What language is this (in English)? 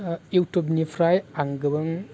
Bodo